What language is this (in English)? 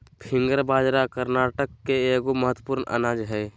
Magahi